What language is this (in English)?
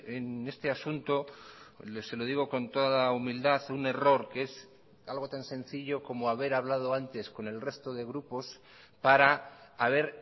Spanish